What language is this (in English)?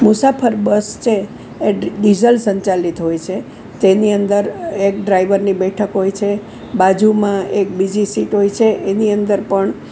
Gujarati